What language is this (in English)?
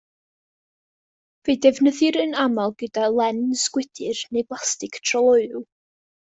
Welsh